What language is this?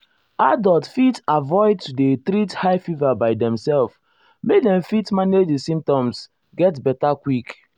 Nigerian Pidgin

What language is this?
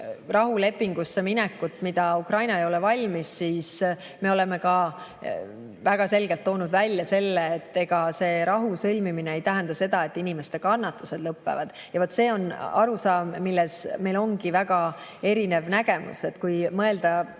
Estonian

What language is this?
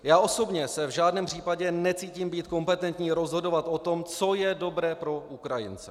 Czech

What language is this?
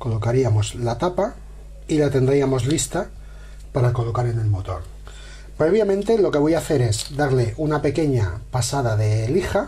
Spanish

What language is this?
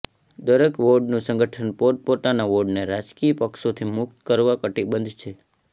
Gujarati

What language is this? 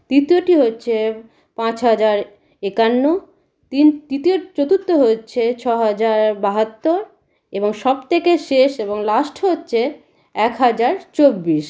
Bangla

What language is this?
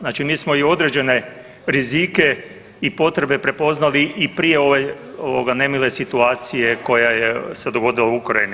Croatian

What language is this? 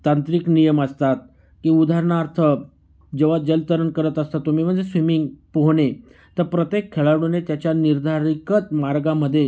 Marathi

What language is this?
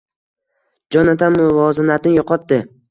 Uzbek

